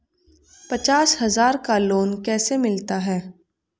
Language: Hindi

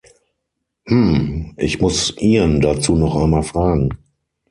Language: German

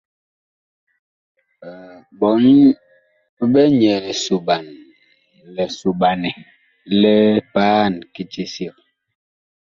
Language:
Bakoko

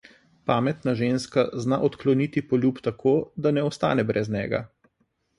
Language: Slovenian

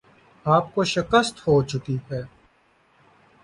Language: Urdu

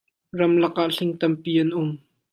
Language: Hakha Chin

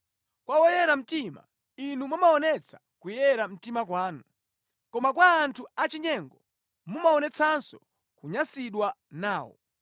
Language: Nyanja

